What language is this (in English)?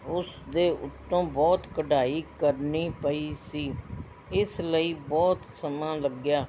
Punjabi